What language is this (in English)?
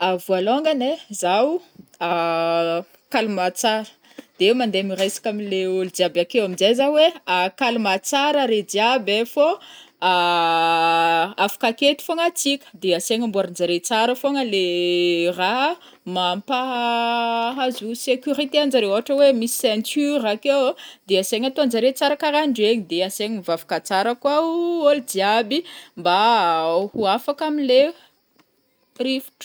Northern Betsimisaraka Malagasy